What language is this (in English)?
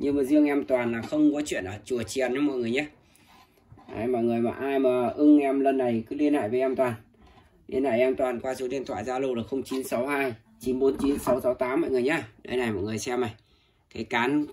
Vietnamese